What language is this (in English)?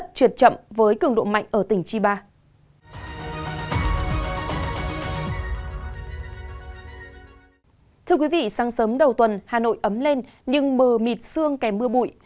Vietnamese